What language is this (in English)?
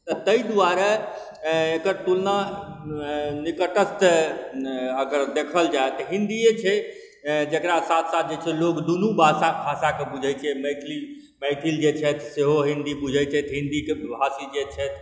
Maithili